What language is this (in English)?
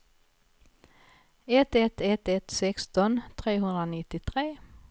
Swedish